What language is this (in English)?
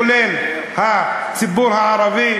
Hebrew